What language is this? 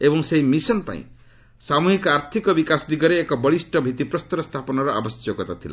Odia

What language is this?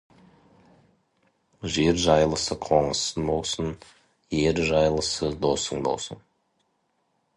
Kazakh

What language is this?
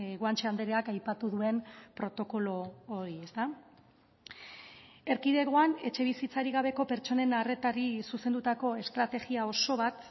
Basque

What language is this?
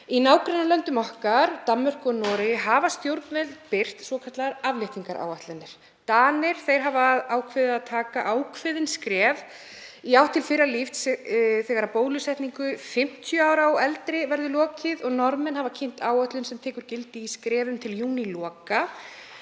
Icelandic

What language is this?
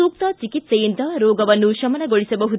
Kannada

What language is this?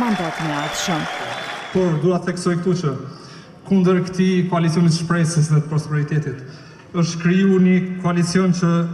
Romanian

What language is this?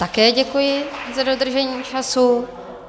Czech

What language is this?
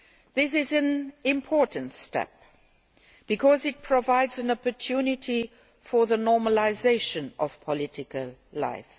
English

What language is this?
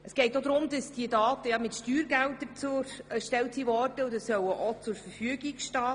Swiss German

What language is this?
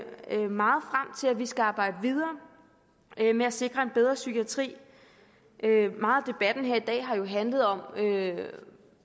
Danish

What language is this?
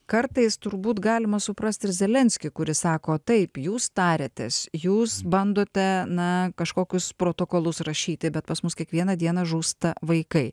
Lithuanian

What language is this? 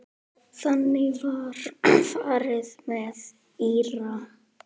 Icelandic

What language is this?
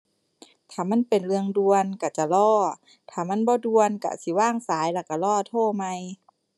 Thai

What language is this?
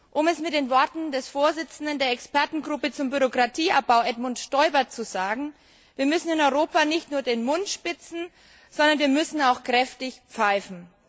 German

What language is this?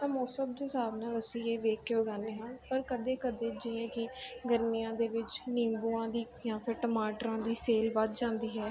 Punjabi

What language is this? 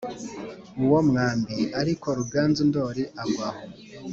Kinyarwanda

